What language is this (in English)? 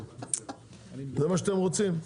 Hebrew